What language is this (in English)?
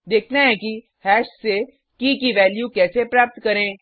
Hindi